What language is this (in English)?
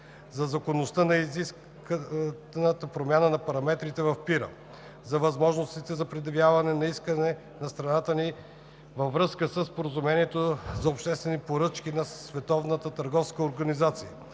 Bulgarian